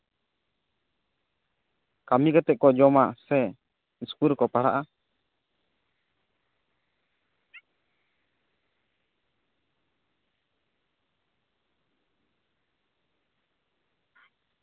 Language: Santali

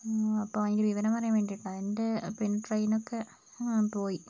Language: Malayalam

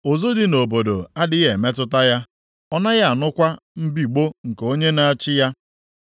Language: Igbo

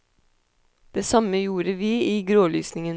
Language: Norwegian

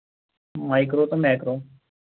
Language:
Kashmiri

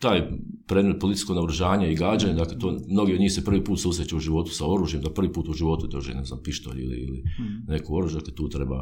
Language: Croatian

